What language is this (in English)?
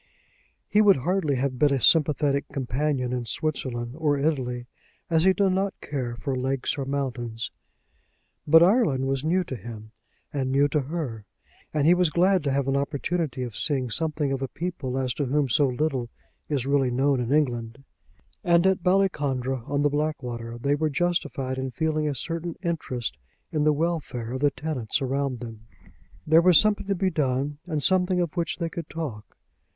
English